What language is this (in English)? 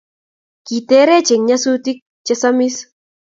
Kalenjin